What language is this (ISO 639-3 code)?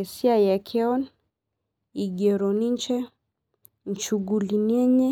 mas